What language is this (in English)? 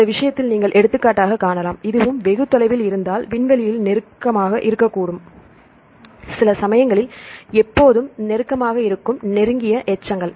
Tamil